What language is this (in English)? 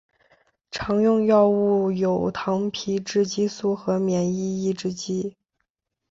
Chinese